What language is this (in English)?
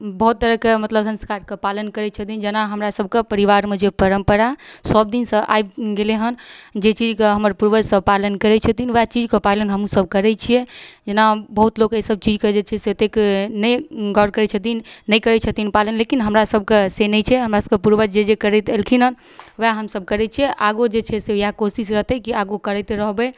Maithili